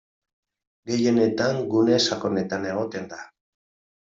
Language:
Basque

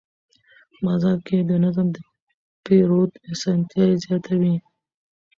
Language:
Pashto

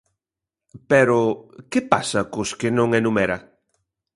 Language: Galician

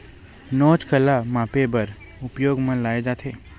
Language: Chhattisgarhi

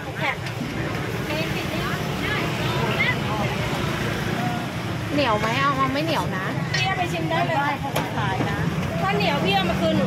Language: Thai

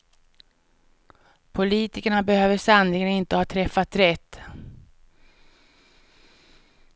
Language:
Swedish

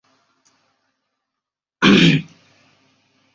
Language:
Bangla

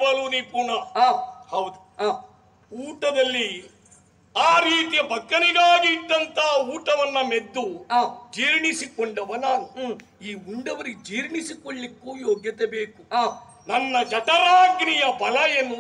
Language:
Arabic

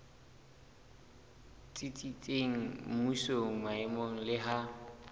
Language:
Southern Sotho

